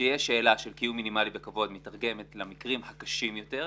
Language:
Hebrew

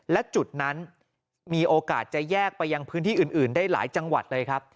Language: Thai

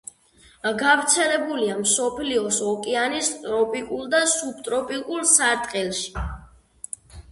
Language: Georgian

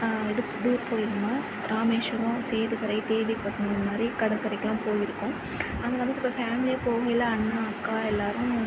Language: Tamil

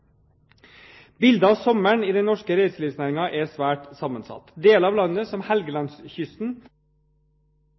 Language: Norwegian Bokmål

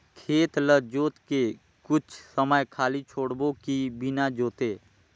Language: Chhattisgarhi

